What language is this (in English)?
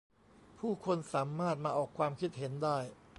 Thai